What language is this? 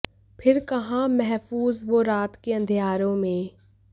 Hindi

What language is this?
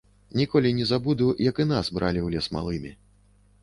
Belarusian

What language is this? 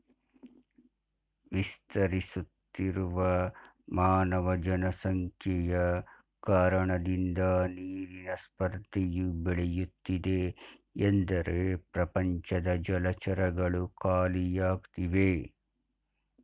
Kannada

